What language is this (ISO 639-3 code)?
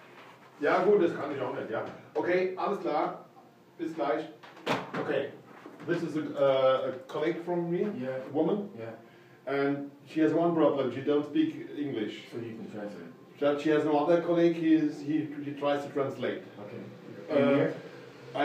deu